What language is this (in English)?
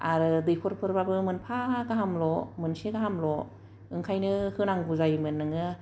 Bodo